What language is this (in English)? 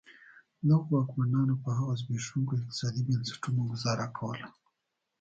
Pashto